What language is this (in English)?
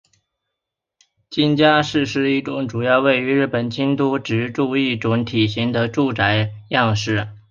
Chinese